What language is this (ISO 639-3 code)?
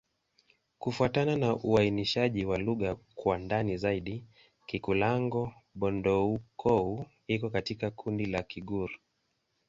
swa